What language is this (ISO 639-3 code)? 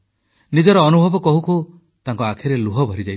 ori